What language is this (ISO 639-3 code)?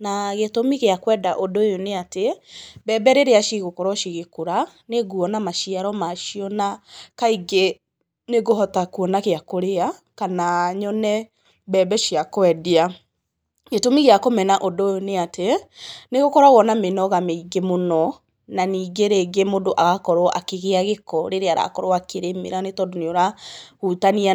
kik